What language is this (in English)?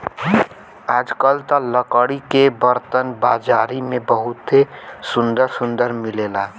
Bhojpuri